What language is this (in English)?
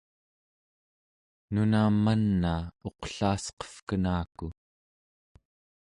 Central Yupik